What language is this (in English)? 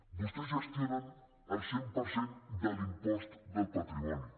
Catalan